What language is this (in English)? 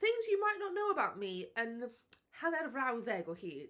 Welsh